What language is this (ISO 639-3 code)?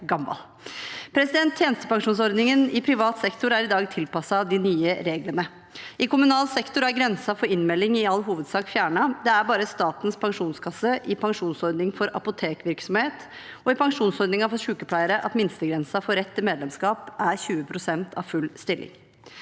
nor